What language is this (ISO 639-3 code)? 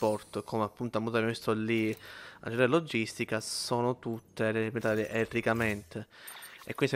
ita